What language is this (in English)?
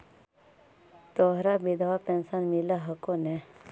Magahi